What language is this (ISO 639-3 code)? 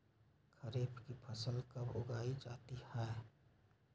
mag